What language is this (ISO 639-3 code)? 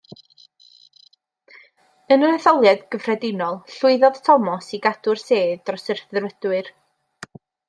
cym